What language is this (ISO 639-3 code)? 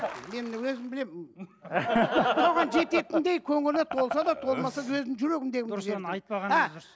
kaz